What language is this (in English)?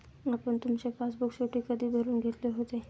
Marathi